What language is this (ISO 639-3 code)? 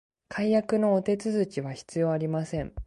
jpn